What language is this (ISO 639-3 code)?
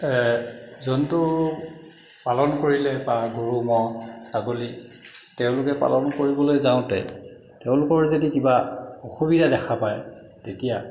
asm